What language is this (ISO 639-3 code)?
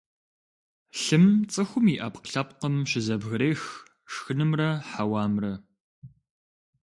kbd